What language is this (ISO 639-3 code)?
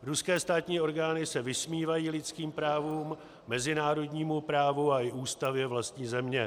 ces